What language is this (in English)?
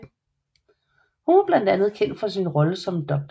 Danish